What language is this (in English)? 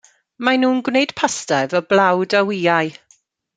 Welsh